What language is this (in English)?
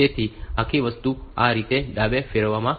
Gujarati